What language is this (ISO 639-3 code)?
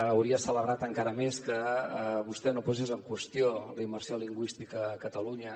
cat